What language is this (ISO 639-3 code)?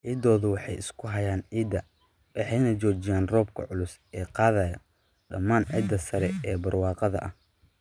som